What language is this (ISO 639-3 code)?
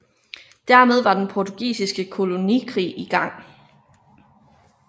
dan